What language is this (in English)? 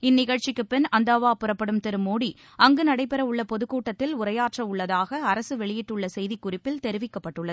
Tamil